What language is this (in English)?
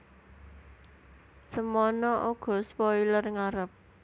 Javanese